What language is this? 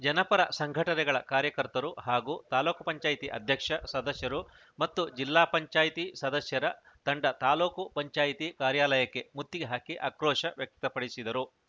Kannada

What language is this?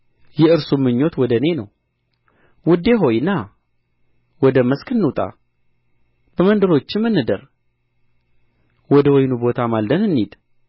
Amharic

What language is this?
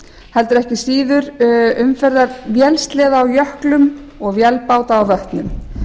Icelandic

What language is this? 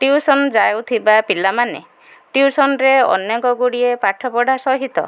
Odia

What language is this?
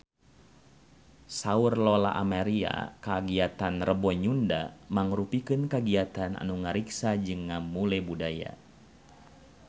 Sundanese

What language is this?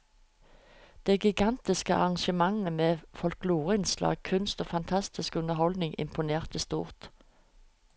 Norwegian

